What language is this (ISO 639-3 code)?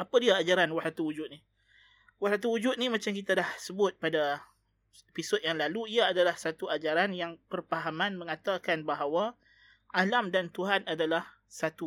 msa